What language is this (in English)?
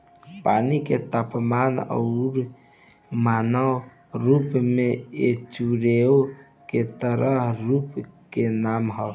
Bhojpuri